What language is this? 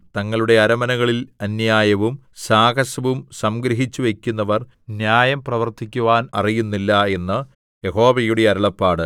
Malayalam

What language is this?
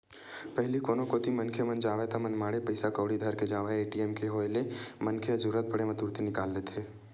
Chhattisgarhi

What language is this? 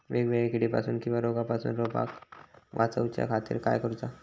Marathi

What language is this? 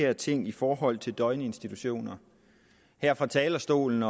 Danish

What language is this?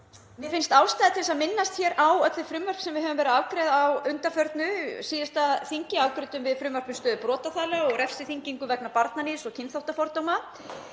Icelandic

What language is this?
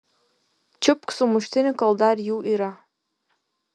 Lithuanian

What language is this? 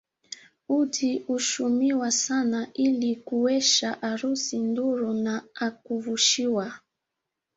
Swahili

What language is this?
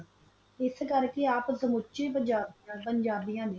Punjabi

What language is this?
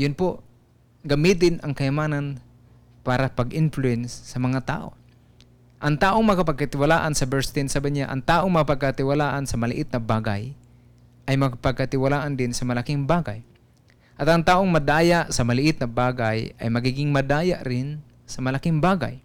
Filipino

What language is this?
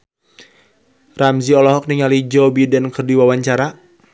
Sundanese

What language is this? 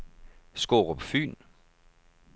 Danish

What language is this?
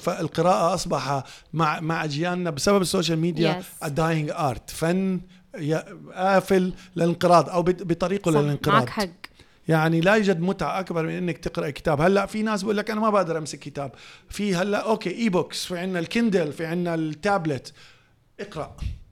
Arabic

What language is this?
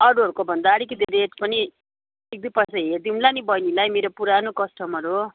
Nepali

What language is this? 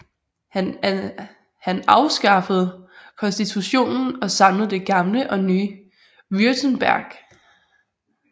Danish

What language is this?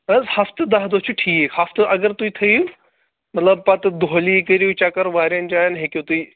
Kashmiri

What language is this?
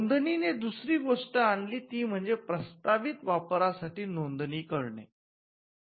Marathi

